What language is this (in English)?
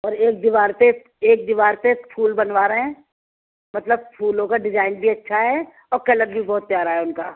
Urdu